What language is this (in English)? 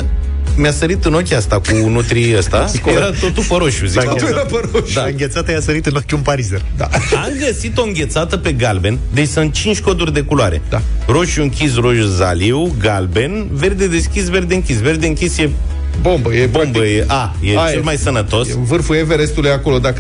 Romanian